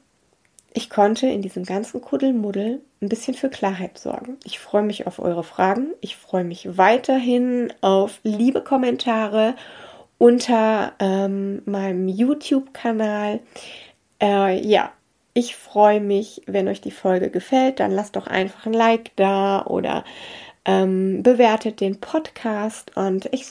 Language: German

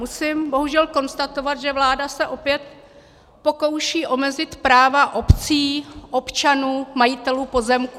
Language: Czech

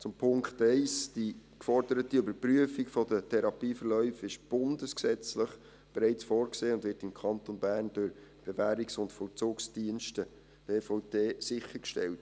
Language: Swiss German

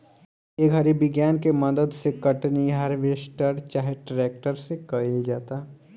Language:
Bhojpuri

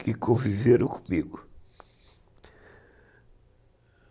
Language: Portuguese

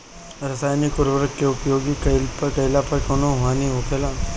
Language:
Bhojpuri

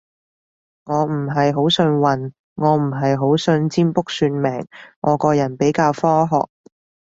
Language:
Cantonese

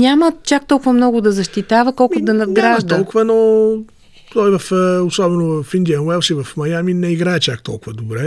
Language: Bulgarian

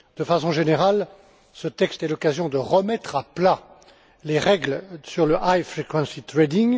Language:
French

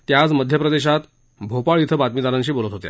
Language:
Marathi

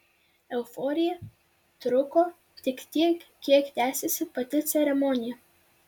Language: Lithuanian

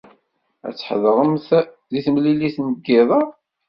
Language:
Kabyle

